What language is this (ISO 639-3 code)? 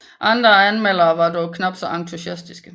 dan